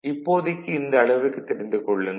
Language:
Tamil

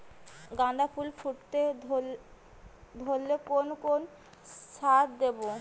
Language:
Bangla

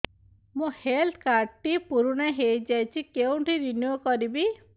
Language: Odia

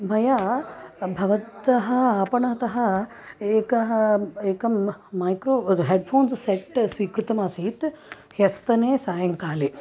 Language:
Sanskrit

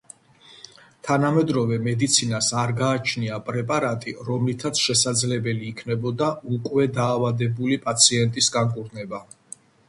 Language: Georgian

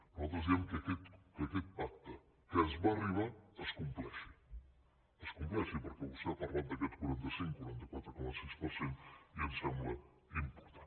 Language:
Catalan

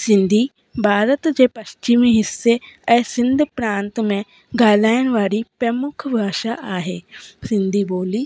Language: Sindhi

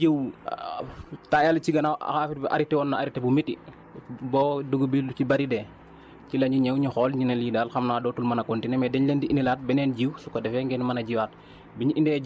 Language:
Wolof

